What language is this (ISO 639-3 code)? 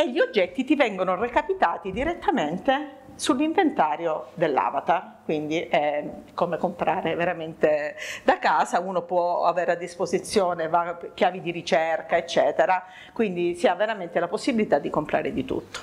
ita